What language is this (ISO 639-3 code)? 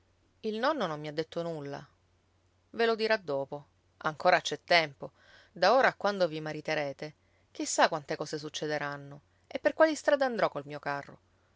ita